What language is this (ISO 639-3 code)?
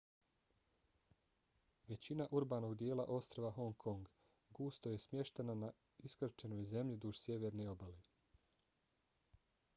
bos